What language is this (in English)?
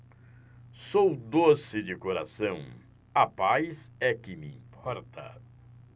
Portuguese